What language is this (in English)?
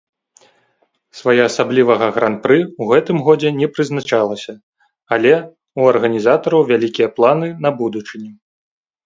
Belarusian